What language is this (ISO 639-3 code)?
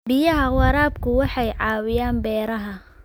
som